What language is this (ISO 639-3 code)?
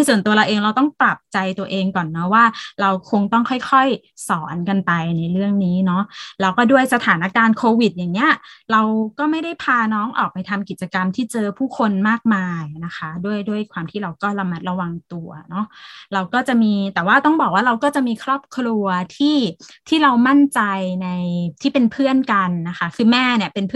tha